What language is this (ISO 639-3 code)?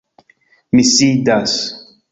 epo